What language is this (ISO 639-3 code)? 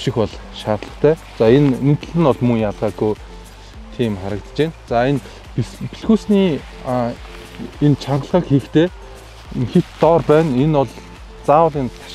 tur